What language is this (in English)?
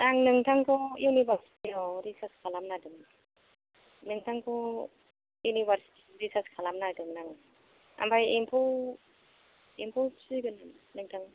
Bodo